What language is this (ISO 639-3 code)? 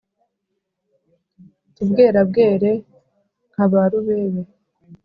kin